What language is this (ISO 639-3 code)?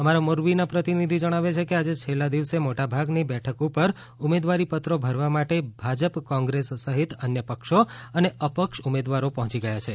guj